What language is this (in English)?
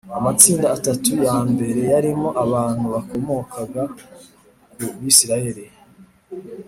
Kinyarwanda